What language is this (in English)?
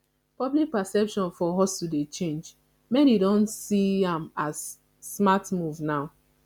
Nigerian Pidgin